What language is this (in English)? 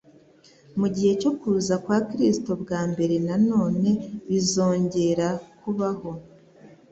Kinyarwanda